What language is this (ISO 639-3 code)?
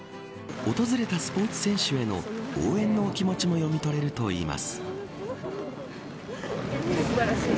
jpn